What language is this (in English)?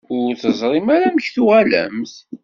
Kabyle